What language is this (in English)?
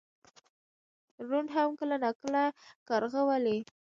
Pashto